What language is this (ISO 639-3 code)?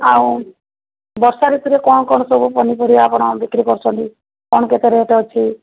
ori